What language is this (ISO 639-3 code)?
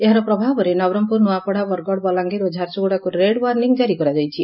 ori